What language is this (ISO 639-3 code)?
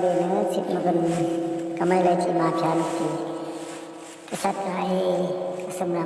ind